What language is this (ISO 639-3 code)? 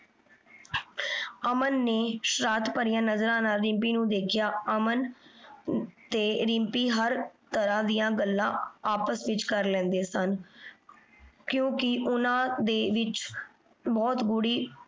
pan